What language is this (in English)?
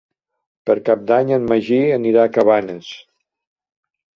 Catalan